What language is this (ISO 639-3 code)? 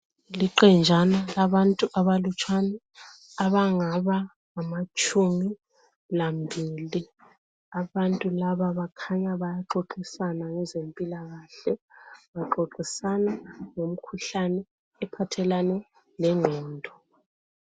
nde